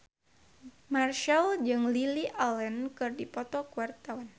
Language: Sundanese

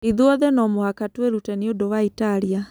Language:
Kikuyu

